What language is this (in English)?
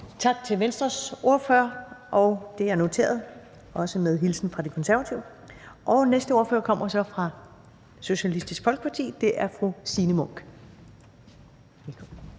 Danish